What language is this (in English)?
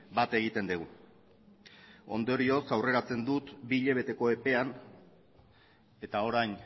Basque